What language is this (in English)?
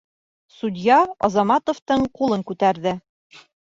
Bashkir